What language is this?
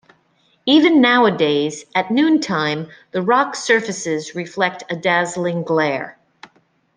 English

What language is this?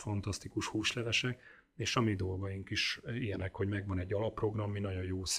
Hungarian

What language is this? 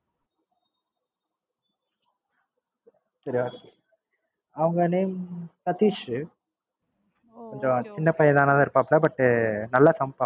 Tamil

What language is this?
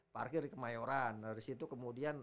Indonesian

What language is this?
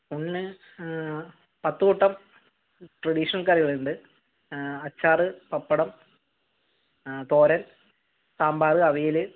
Malayalam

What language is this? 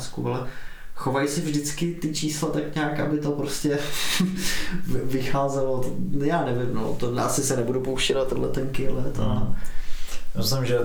Czech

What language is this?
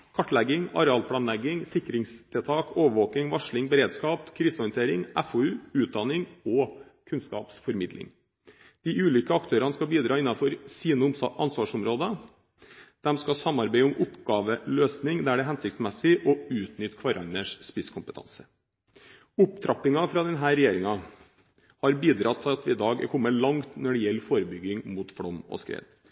Norwegian Bokmål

